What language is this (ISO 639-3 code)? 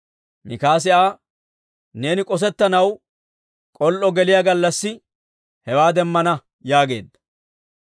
dwr